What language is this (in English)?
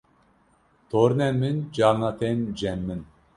Kurdish